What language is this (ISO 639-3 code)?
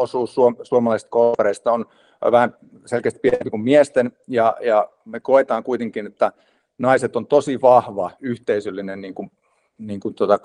fin